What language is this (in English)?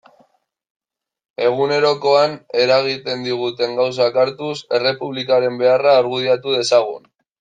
Basque